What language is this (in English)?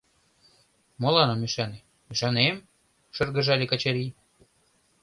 Mari